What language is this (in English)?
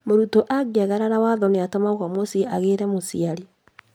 Kikuyu